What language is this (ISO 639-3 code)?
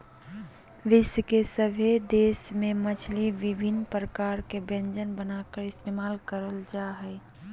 mag